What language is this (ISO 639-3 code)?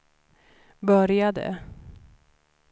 swe